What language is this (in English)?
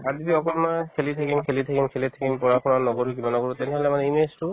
Assamese